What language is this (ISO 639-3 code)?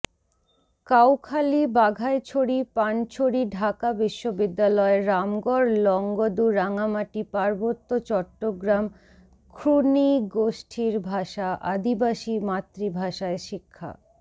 ben